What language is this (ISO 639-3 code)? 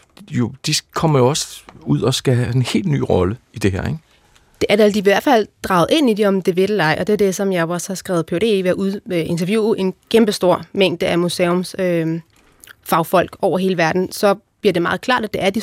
dan